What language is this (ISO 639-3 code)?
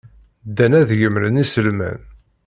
kab